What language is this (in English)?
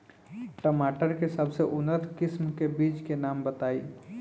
Bhojpuri